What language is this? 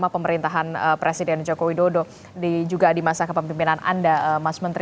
Indonesian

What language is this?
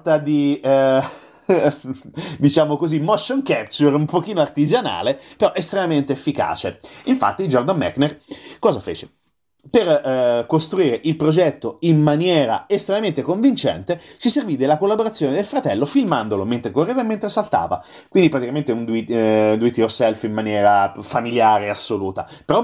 Italian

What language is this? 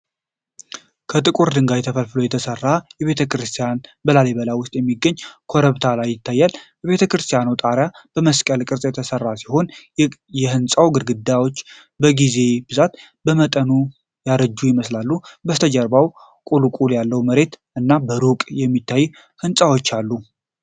Amharic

